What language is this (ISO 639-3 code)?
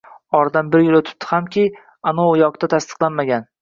uzb